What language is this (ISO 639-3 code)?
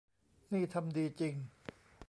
tha